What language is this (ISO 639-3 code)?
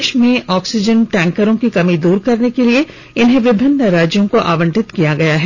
hin